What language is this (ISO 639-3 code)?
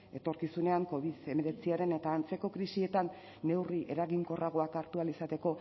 eus